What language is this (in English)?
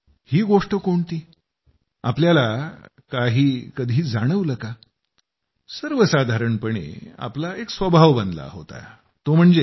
Marathi